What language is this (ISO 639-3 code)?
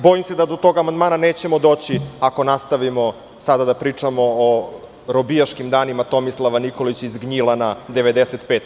srp